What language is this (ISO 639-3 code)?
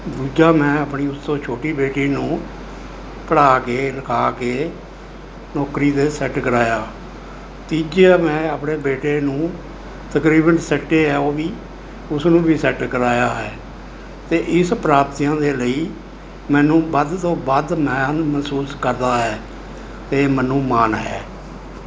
pan